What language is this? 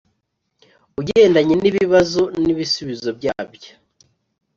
Kinyarwanda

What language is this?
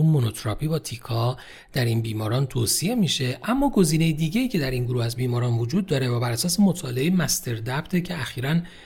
Persian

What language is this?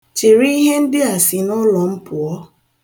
Igbo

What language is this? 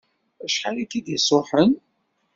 Kabyle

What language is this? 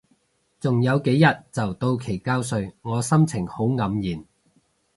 Cantonese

